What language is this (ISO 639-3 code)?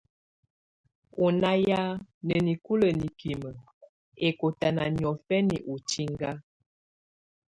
tvu